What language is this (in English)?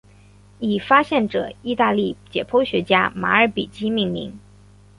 Chinese